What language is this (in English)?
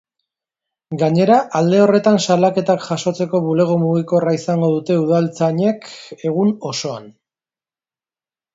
Basque